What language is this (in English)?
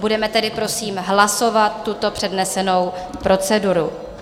Czech